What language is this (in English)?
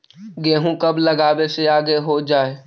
Magahi